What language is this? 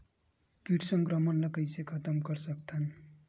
Chhattisgarhi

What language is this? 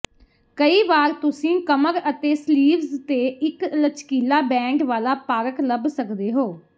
Punjabi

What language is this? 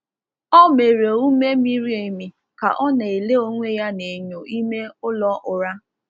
Igbo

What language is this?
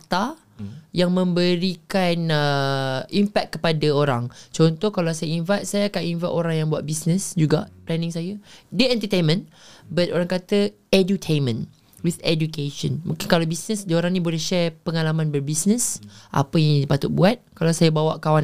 Malay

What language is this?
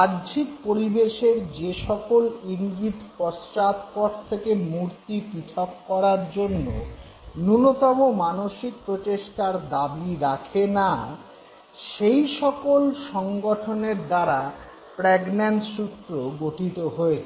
Bangla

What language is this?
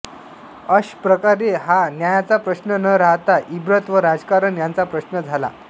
Marathi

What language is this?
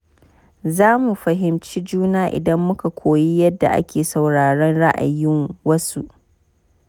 Hausa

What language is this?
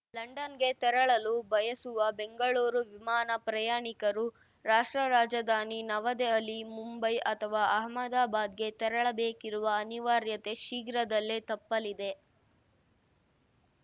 Kannada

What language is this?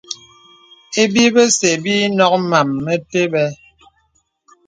Bebele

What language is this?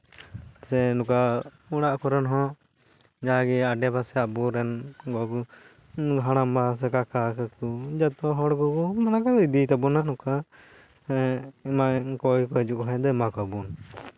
Santali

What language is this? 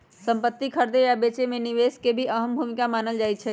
Magahi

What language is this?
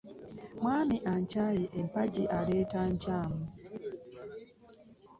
Ganda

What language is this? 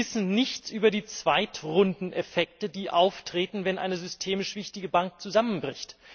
German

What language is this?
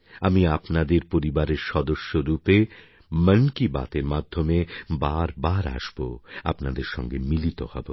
Bangla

